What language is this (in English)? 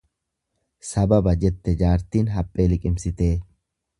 Oromo